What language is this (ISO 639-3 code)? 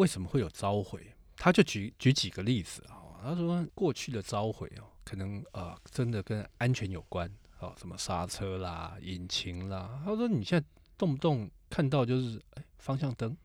zho